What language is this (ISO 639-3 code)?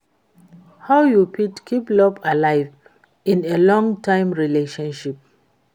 pcm